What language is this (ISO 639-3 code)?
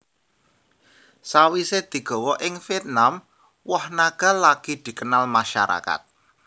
jav